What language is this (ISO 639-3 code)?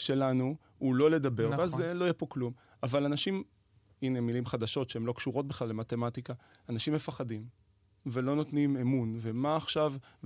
heb